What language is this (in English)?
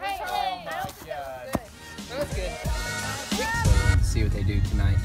English